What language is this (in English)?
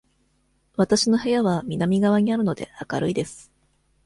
Japanese